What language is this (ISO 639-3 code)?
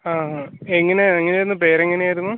mal